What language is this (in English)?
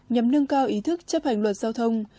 Vietnamese